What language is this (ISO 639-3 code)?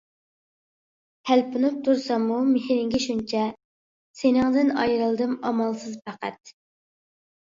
uig